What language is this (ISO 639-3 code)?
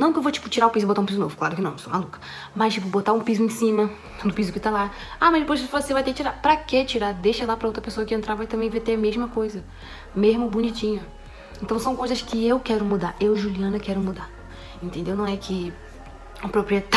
por